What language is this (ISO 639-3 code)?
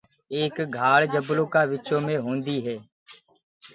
ggg